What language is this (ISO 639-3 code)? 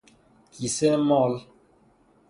fas